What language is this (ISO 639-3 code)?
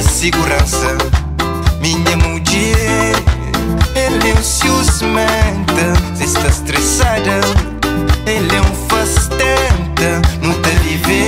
pol